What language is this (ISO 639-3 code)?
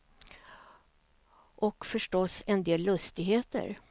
swe